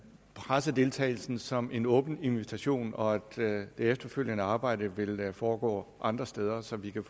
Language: Danish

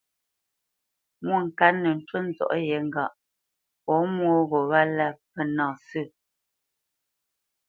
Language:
Bamenyam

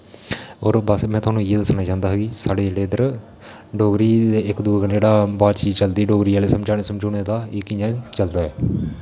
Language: Dogri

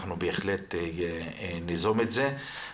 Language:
Hebrew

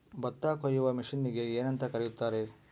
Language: Kannada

